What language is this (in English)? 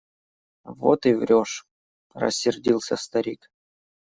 Russian